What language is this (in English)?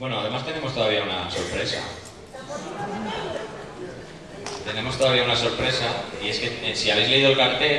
Spanish